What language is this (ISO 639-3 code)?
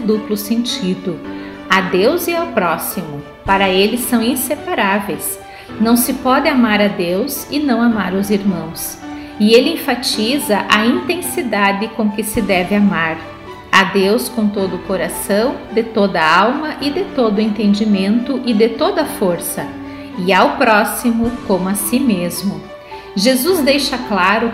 por